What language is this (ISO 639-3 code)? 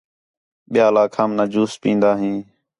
xhe